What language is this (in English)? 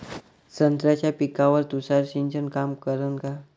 Marathi